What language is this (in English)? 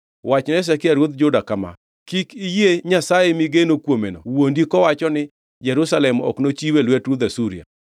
Luo (Kenya and Tanzania)